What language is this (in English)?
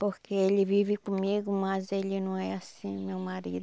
Portuguese